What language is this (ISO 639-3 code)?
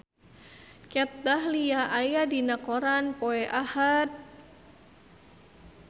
sun